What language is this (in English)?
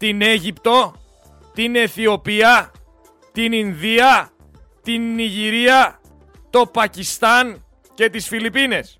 Greek